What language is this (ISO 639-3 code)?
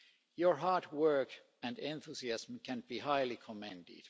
eng